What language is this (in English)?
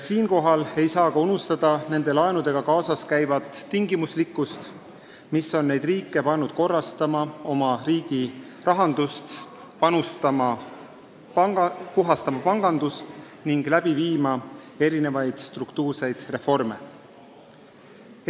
Estonian